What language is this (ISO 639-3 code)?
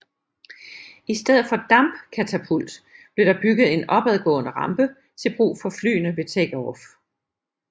dan